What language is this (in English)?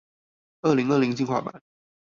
Chinese